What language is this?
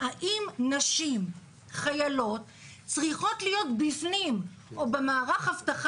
Hebrew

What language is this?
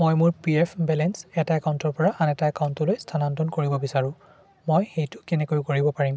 Assamese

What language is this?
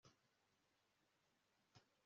Kinyarwanda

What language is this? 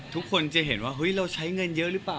Thai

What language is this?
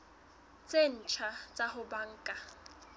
Southern Sotho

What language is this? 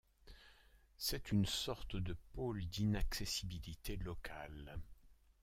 French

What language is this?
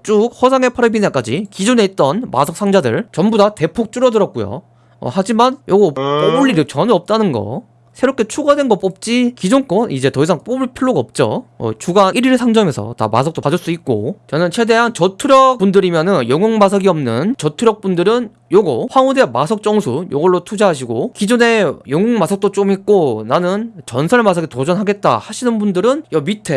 Korean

